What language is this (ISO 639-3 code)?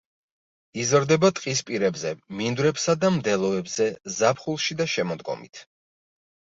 kat